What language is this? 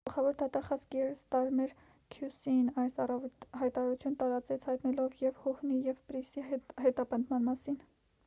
Armenian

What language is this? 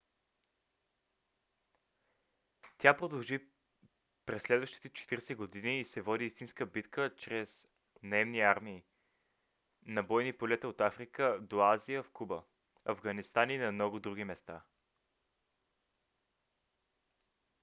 Bulgarian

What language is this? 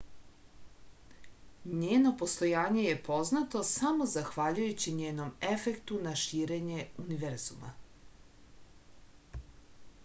Serbian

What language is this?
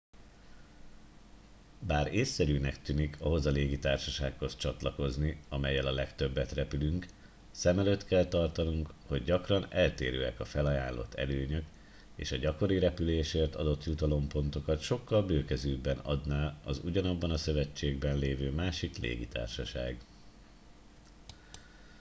Hungarian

